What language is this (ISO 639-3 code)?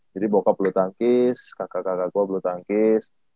ind